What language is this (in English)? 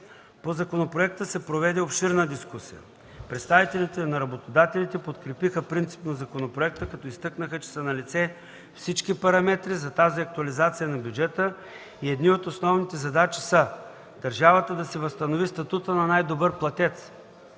Bulgarian